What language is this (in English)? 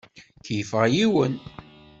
Kabyle